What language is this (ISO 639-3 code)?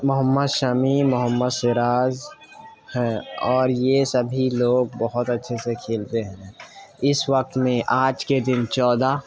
urd